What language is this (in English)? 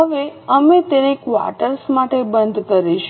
Gujarati